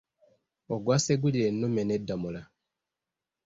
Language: Ganda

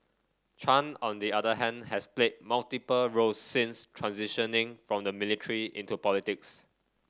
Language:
English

